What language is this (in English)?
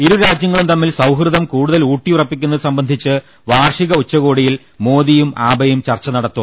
Malayalam